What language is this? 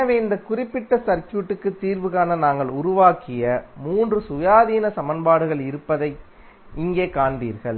Tamil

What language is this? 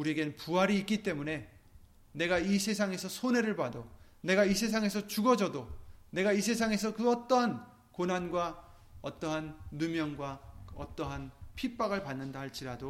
Korean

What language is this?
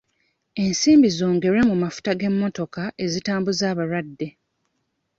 Ganda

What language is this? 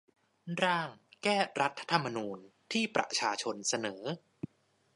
Thai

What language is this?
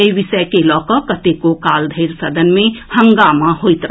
Maithili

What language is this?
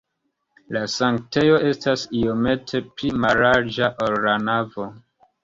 Esperanto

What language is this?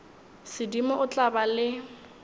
Northern Sotho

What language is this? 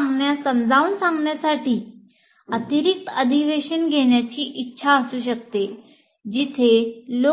Marathi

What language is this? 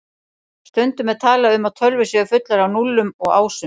Icelandic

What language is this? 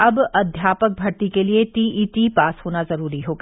Hindi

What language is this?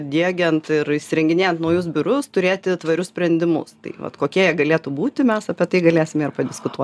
Lithuanian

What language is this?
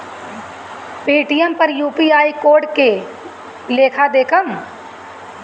Bhojpuri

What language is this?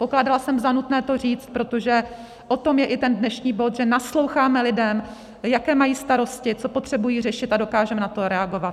Czech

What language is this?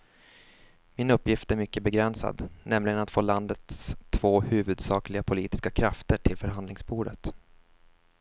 Swedish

